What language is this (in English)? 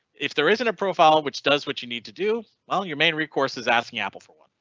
English